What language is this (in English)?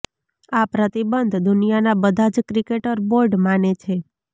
Gujarati